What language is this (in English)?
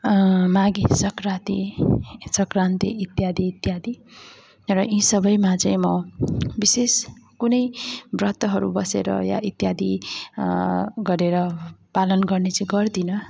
Nepali